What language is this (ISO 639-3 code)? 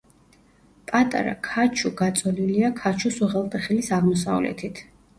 kat